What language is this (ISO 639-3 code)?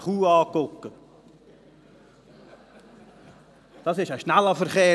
gsw